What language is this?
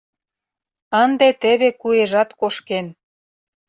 Mari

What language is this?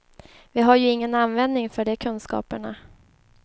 Swedish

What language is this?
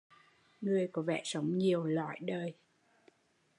Vietnamese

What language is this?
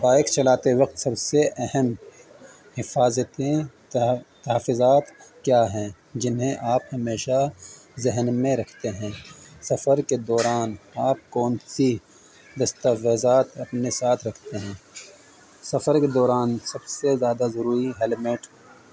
Urdu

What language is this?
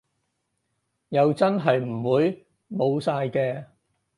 Cantonese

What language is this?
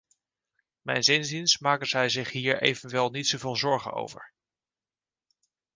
Dutch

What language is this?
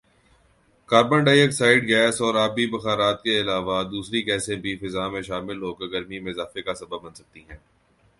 Urdu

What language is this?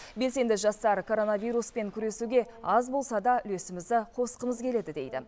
Kazakh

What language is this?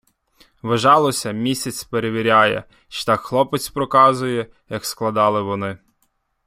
Ukrainian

